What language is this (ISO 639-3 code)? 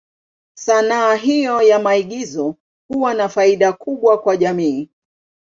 swa